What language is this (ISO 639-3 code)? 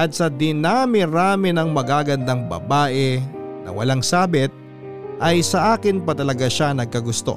fil